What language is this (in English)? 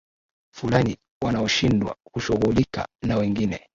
Swahili